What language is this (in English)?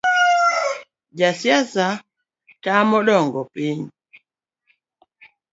Luo (Kenya and Tanzania)